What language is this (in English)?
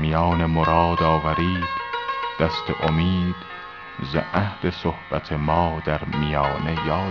Persian